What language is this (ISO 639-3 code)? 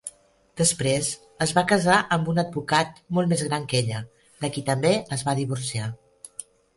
cat